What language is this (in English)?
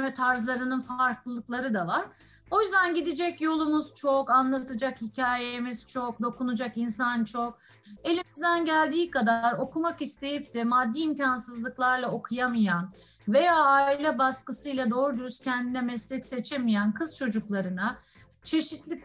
Turkish